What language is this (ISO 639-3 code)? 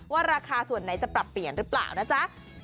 tha